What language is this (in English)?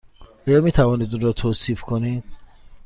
Persian